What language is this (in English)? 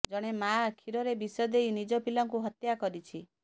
Odia